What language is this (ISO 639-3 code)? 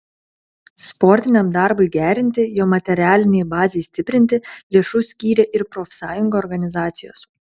lit